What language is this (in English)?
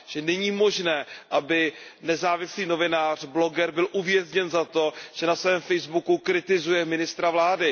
Czech